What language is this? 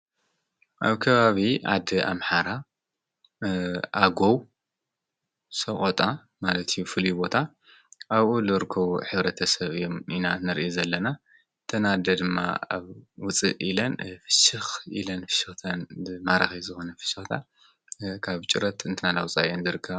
Tigrinya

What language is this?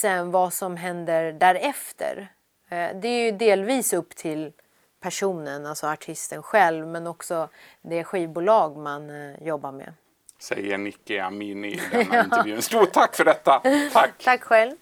Swedish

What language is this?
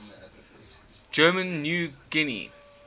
English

